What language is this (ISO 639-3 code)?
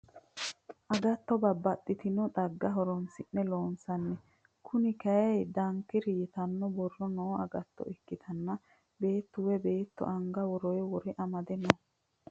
sid